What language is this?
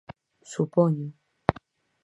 Galician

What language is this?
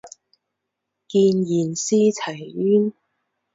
Chinese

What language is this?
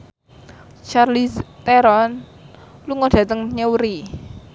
Javanese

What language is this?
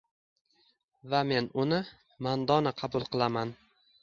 Uzbek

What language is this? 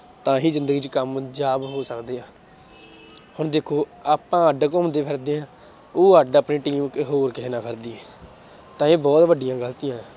Punjabi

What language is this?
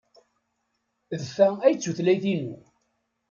Kabyle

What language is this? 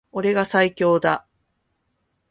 Japanese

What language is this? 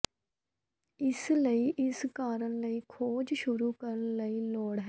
Punjabi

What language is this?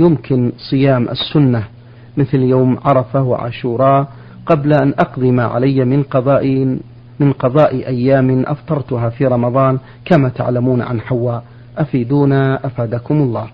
Arabic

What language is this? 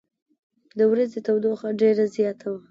Pashto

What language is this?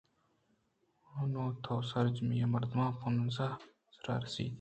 Eastern Balochi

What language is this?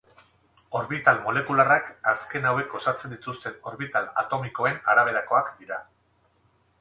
Basque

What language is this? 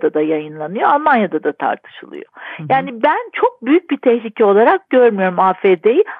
Turkish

